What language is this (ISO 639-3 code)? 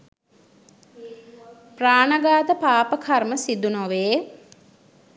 sin